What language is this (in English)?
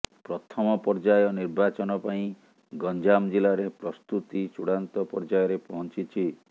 Odia